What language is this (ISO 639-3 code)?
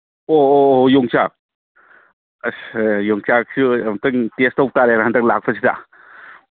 mni